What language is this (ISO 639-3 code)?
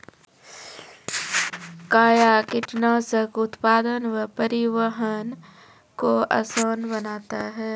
mai